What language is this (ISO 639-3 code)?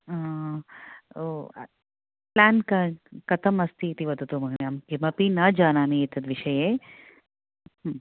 san